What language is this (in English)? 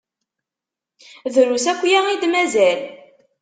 Kabyle